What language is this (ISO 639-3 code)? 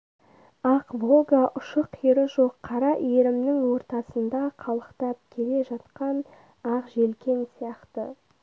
kaz